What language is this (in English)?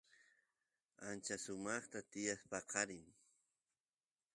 Santiago del Estero Quichua